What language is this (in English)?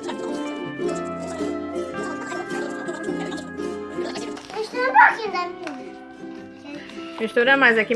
Portuguese